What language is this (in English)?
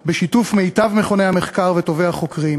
Hebrew